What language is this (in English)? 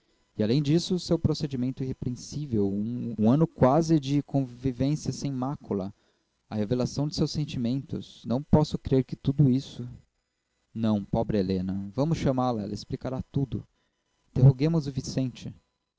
Portuguese